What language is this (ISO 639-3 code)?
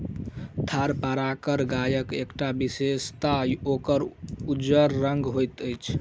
mai